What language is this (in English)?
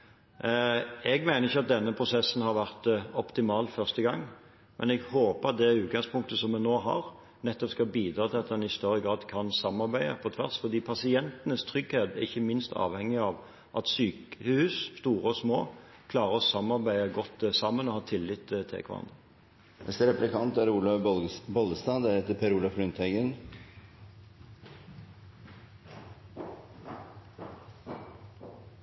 Norwegian Bokmål